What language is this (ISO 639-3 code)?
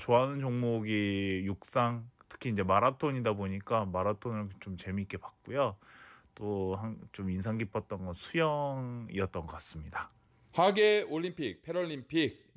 kor